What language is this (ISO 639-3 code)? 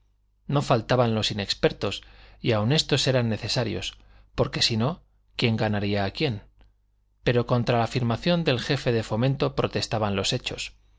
spa